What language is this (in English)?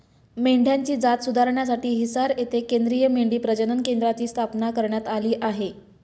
Marathi